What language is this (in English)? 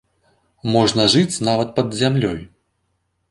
Belarusian